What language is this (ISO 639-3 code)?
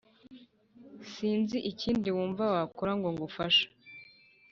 kin